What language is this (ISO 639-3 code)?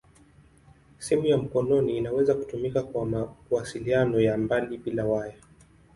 swa